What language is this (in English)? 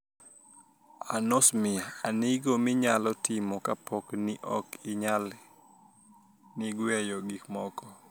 Luo (Kenya and Tanzania)